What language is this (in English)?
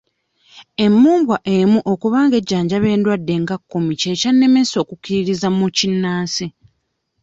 Ganda